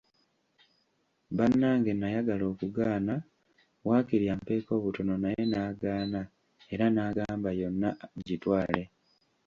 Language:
Ganda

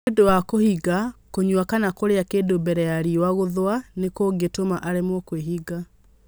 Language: Kikuyu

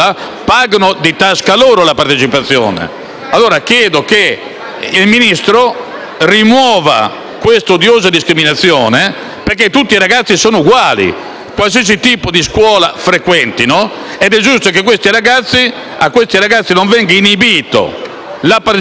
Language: Italian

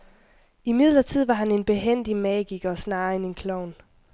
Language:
Danish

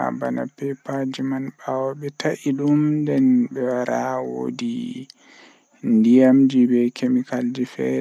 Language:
Western Niger Fulfulde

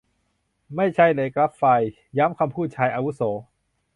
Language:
Thai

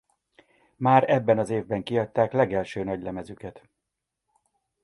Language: Hungarian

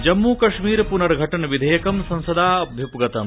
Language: Sanskrit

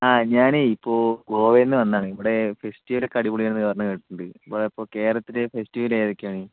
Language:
Malayalam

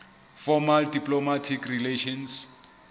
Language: Southern Sotho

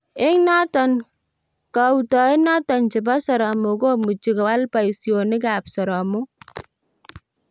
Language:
Kalenjin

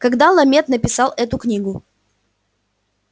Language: Russian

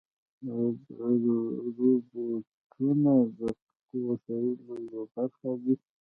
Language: Pashto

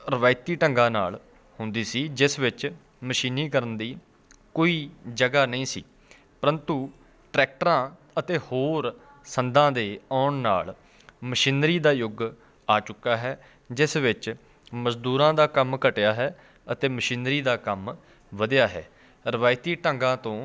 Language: Punjabi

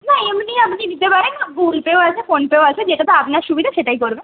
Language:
Bangla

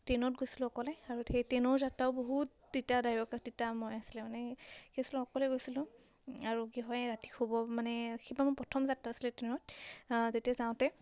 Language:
Assamese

